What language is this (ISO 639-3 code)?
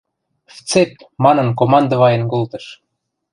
mrj